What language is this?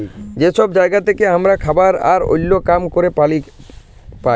Bangla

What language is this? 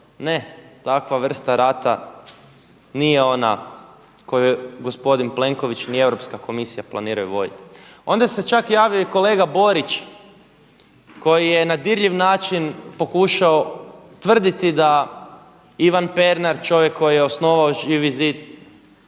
Croatian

